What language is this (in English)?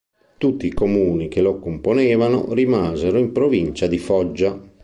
Italian